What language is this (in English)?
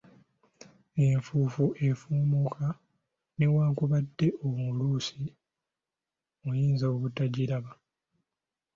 Ganda